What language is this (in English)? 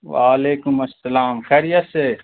Urdu